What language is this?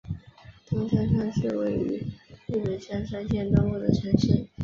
Chinese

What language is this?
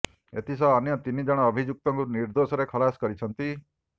Odia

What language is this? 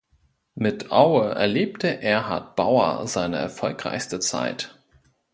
German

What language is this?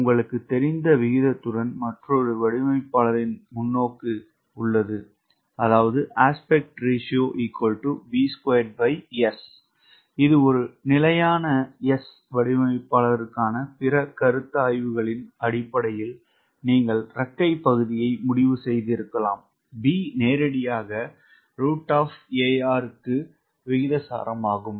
Tamil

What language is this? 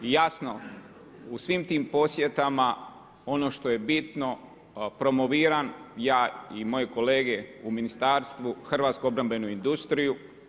Croatian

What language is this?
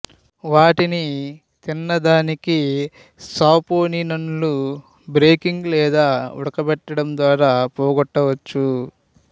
Telugu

